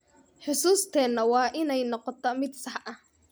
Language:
Somali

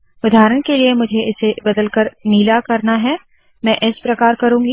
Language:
Hindi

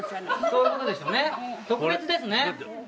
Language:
Japanese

